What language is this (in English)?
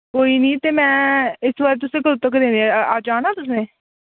Dogri